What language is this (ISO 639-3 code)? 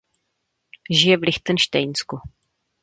ces